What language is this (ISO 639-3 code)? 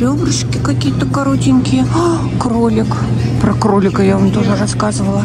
rus